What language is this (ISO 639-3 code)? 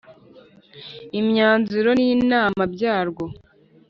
kin